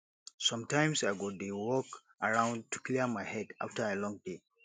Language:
Nigerian Pidgin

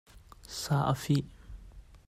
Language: Hakha Chin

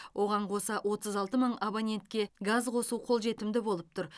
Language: Kazakh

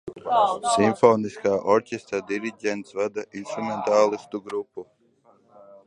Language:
Latvian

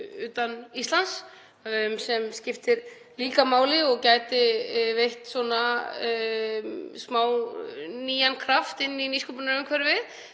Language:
Icelandic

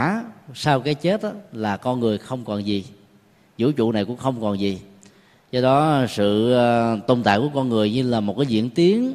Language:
Vietnamese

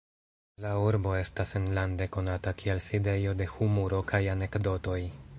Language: Esperanto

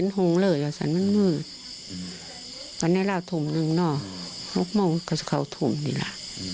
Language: Thai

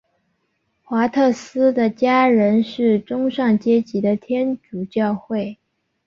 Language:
Chinese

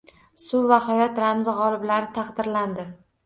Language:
Uzbek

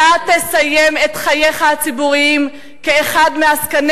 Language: Hebrew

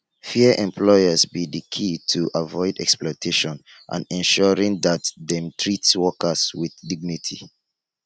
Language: Nigerian Pidgin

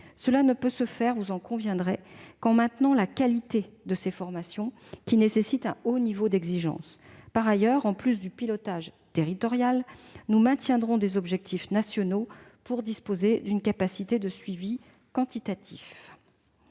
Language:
French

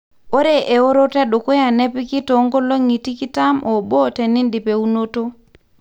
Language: Masai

